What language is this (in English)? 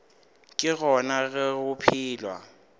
Northern Sotho